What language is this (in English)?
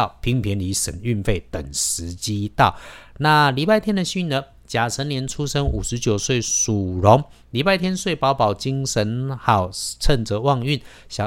Chinese